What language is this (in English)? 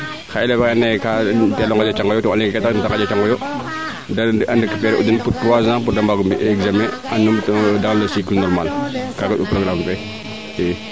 Serer